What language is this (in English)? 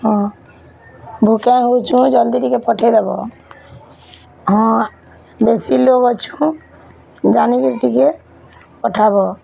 Odia